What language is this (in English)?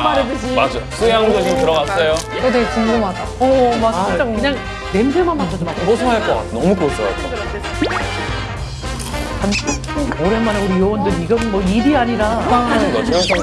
Korean